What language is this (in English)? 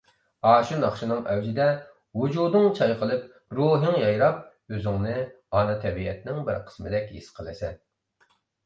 Uyghur